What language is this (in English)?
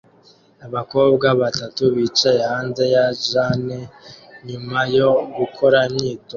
Kinyarwanda